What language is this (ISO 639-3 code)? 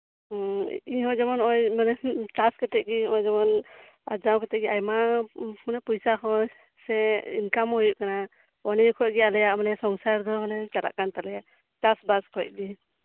sat